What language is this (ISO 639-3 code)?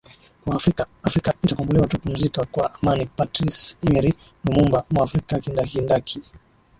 swa